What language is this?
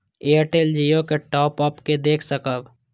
Maithili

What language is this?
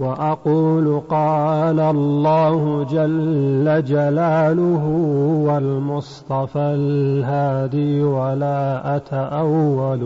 Arabic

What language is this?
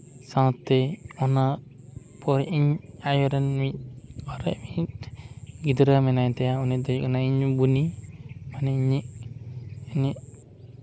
Santali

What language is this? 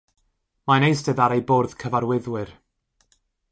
Welsh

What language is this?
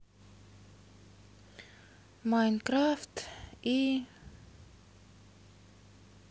Russian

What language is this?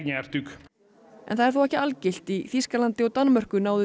Icelandic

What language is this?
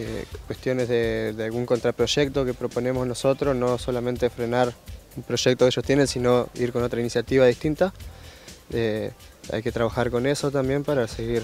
Spanish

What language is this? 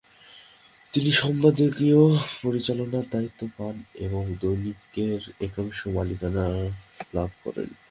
Bangla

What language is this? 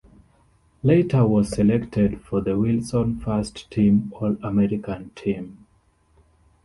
English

